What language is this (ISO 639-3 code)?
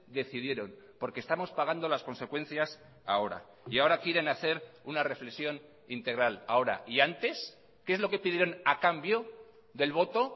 spa